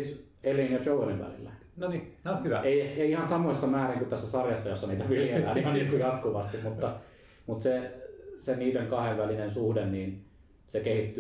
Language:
Finnish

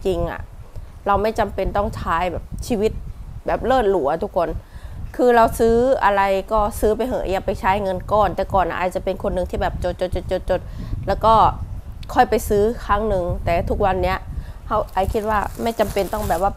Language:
Thai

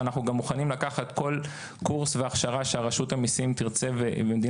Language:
Hebrew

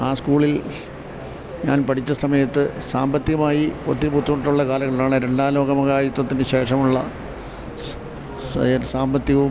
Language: Malayalam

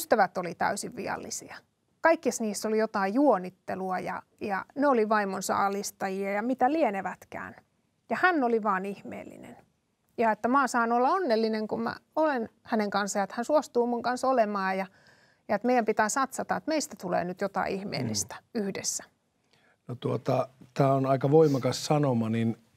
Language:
Finnish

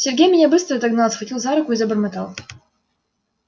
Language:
Russian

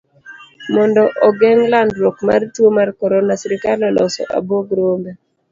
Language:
Luo (Kenya and Tanzania)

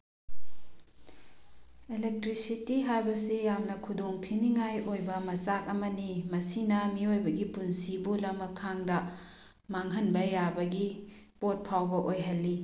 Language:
Manipuri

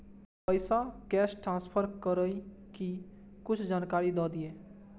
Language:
Maithili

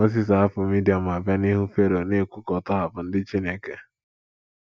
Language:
Igbo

